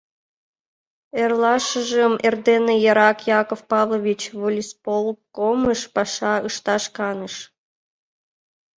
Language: Mari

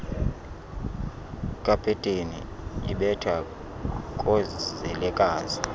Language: Xhosa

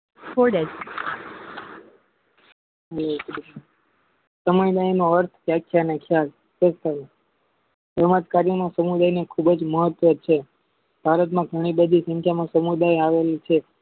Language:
Gujarati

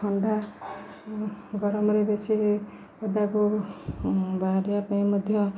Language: Odia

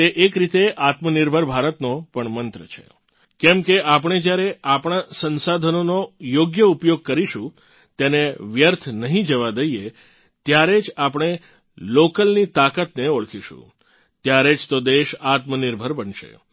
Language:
Gujarati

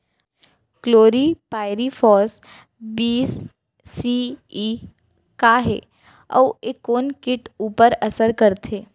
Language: Chhattisgarhi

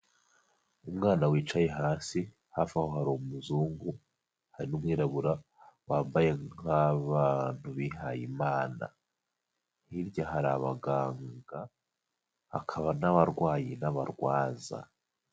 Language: Kinyarwanda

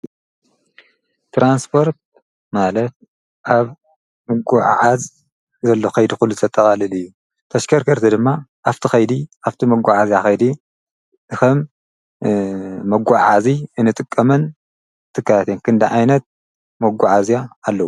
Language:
Tigrinya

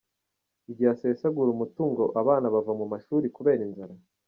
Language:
Kinyarwanda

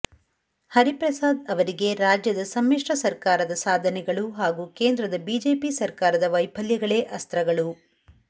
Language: Kannada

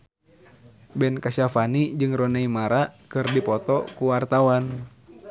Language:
Sundanese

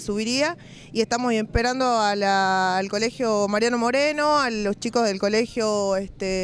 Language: Spanish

